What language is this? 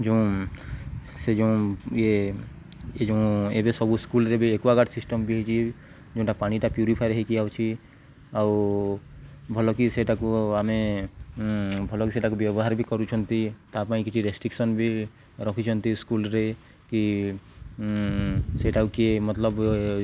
Odia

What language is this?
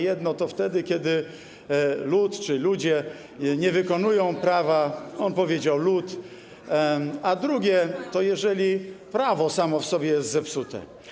Polish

